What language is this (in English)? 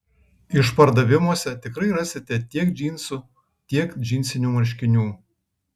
Lithuanian